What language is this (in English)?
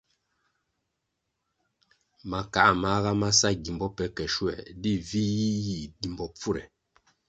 Kwasio